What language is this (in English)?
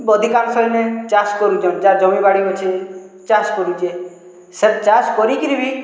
Odia